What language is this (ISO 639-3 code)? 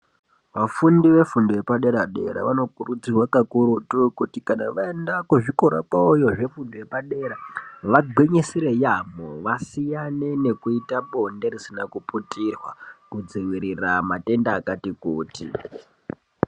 ndc